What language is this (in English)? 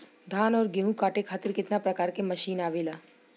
Bhojpuri